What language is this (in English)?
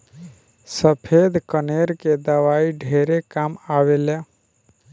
Bhojpuri